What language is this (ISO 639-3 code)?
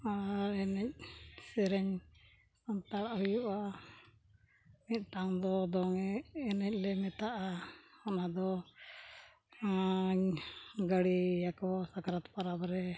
sat